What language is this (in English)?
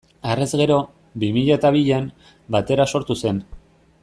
Basque